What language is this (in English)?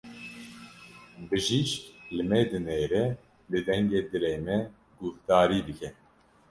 Kurdish